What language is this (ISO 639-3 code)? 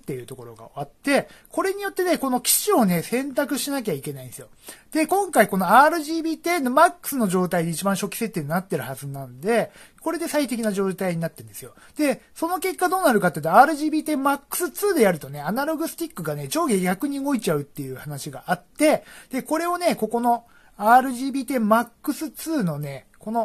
jpn